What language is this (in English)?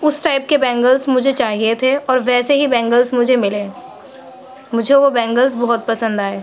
Urdu